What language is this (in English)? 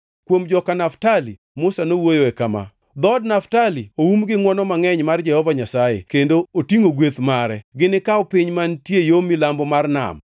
Luo (Kenya and Tanzania)